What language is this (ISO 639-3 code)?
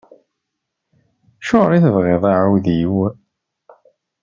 kab